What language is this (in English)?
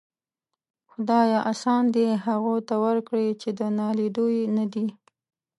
Pashto